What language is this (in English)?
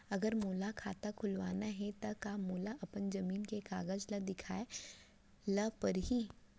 Chhattisgarhi